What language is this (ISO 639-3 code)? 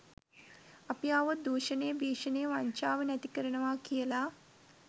sin